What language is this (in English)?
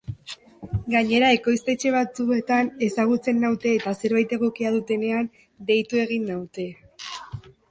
Basque